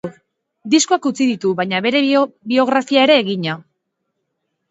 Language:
Basque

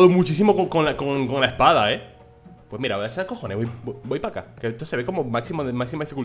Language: Spanish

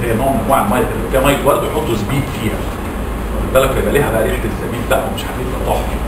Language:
Arabic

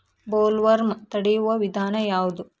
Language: Kannada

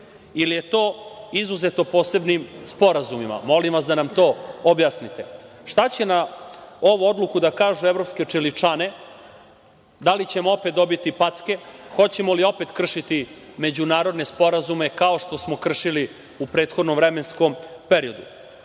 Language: Serbian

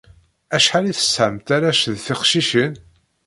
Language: Kabyle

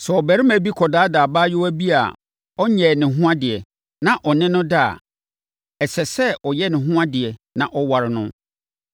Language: Akan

